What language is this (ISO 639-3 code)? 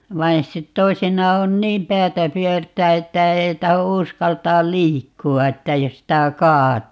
fin